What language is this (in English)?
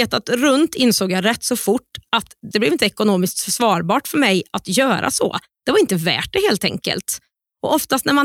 Swedish